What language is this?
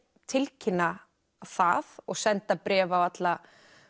Icelandic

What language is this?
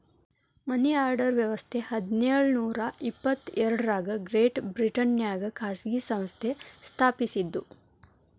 Kannada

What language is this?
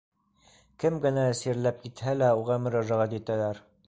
Bashkir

